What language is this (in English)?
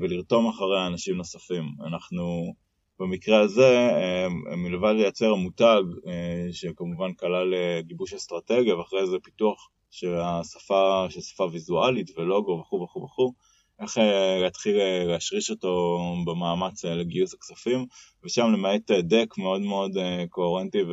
Hebrew